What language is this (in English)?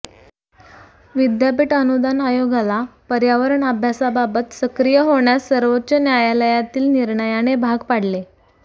Marathi